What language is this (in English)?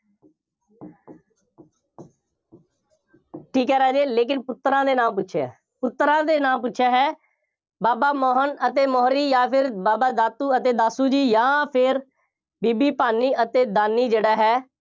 Punjabi